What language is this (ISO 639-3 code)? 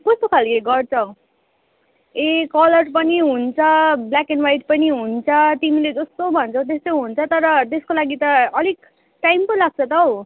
nep